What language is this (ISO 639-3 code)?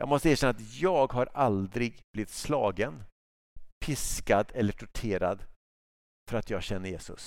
swe